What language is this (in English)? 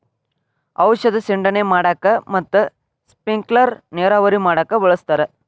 Kannada